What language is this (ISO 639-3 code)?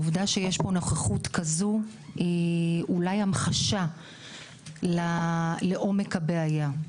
heb